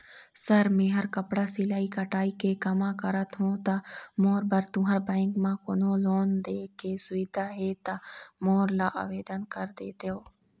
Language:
Chhattisgarhi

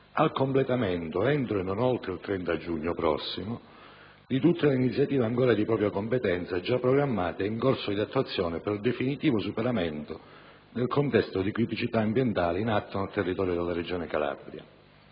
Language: Italian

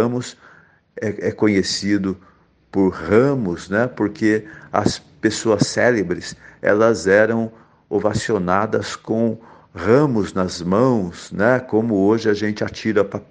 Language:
Portuguese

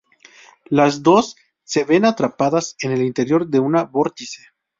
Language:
Spanish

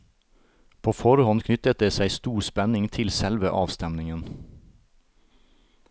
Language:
Norwegian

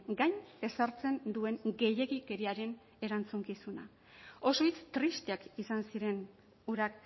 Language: Basque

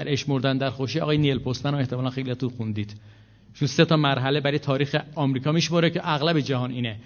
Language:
Persian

